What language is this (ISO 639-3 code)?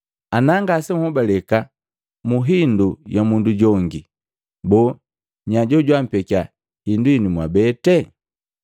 mgv